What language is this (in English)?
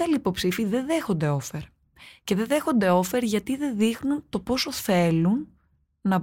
Greek